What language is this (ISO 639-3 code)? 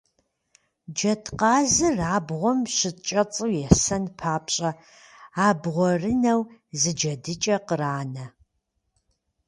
kbd